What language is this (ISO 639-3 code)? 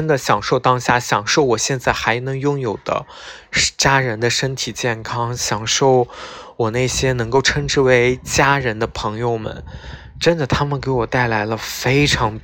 zho